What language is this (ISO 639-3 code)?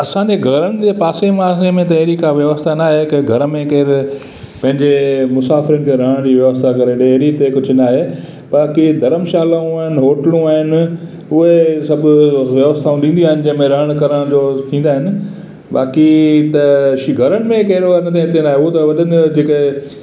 snd